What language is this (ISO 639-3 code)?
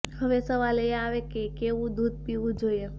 guj